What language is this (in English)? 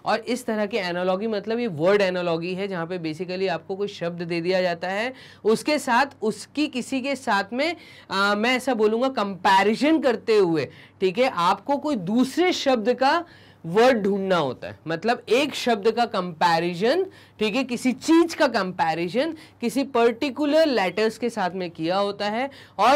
Hindi